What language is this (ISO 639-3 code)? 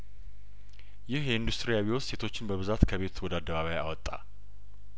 amh